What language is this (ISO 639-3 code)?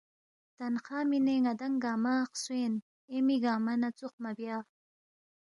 bft